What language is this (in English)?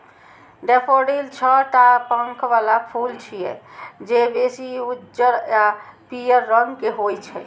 Maithili